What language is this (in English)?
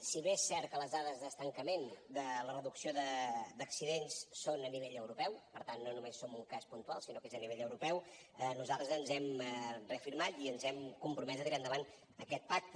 Catalan